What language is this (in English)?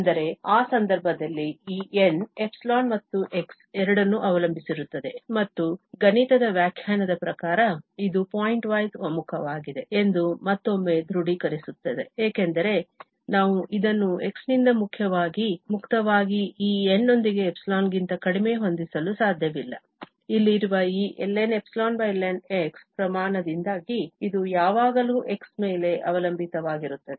Kannada